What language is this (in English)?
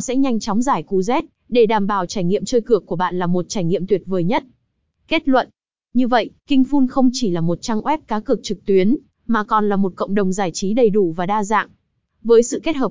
Vietnamese